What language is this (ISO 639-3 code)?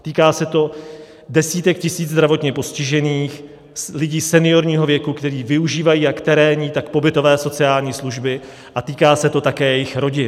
ces